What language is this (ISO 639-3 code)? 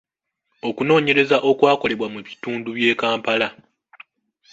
lug